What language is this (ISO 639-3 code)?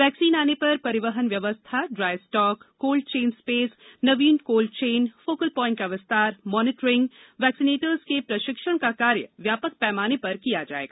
hin